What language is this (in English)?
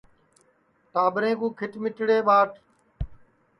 Sansi